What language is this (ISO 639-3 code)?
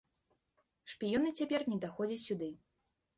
bel